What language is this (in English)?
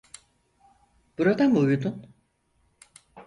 Turkish